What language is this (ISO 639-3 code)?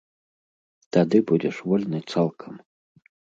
bel